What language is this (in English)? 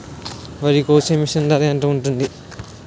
Telugu